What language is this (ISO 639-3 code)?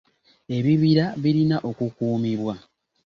lug